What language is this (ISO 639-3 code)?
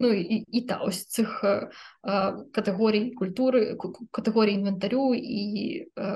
ukr